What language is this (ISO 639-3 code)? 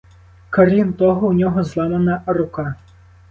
ukr